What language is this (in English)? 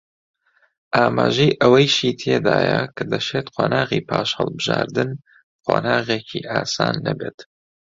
Central Kurdish